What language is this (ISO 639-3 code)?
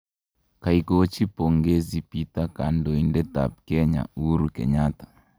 kln